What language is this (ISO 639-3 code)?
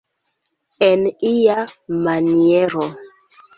epo